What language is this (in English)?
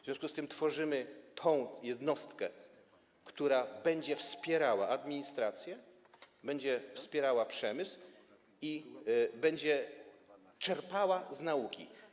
Polish